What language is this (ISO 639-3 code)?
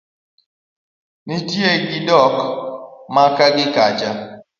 luo